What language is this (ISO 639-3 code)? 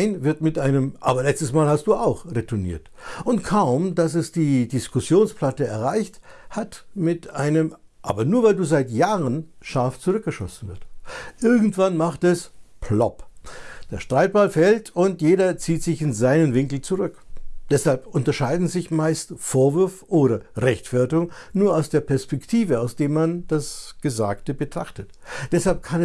deu